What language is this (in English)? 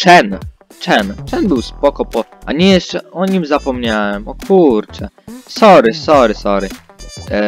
Polish